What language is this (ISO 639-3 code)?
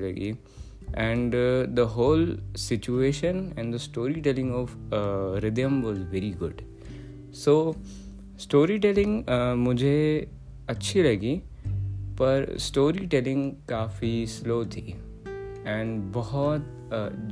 hin